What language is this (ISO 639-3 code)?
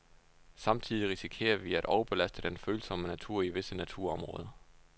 dan